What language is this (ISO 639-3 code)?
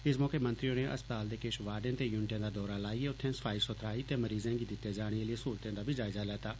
doi